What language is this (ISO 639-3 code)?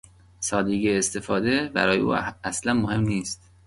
fas